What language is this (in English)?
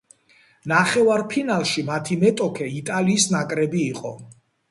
Georgian